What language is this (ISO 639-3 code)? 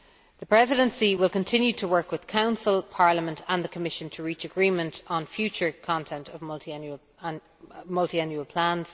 eng